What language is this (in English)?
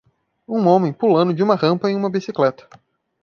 Portuguese